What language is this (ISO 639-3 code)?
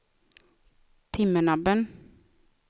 swe